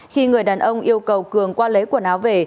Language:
Vietnamese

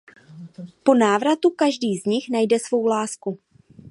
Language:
Czech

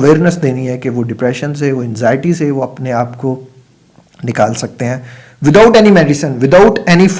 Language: Urdu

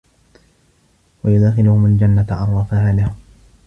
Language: Arabic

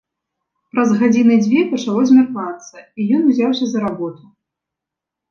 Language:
Belarusian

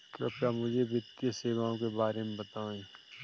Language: Hindi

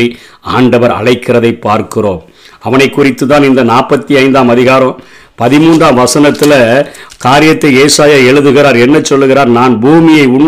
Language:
Tamil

